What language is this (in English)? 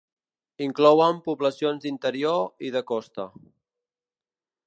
Catalan